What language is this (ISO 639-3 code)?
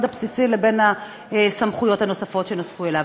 heb